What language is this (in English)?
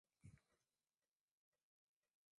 Swahili